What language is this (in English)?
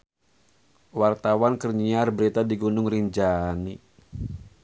Sundanese